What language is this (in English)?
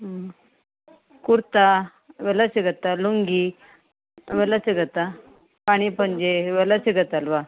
Kannada